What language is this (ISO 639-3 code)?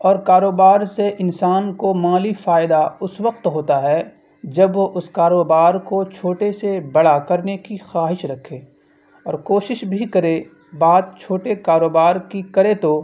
urd